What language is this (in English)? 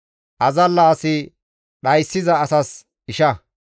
Gamo